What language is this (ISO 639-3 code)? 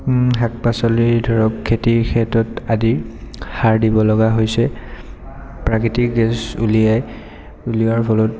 asm